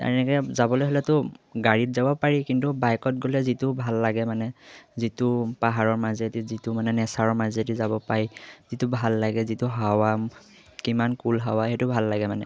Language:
Assamese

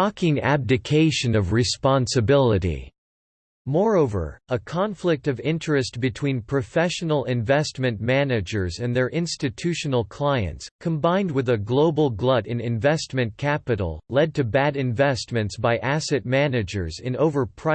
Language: English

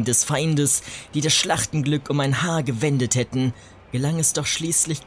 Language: German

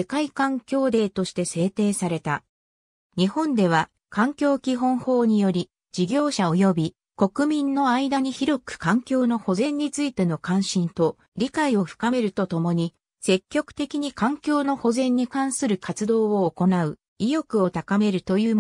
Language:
Japanese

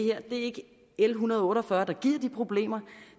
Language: Danish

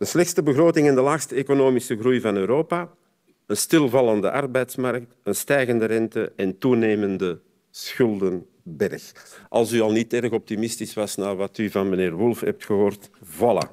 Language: Dutch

